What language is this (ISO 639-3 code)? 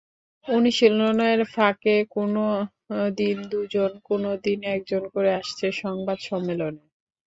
ben